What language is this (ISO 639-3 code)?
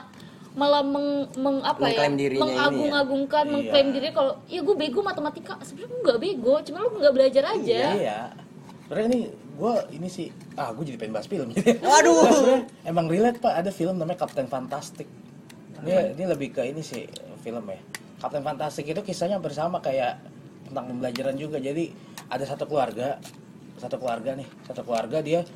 ind